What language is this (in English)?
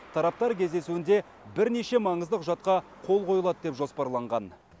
Kazakh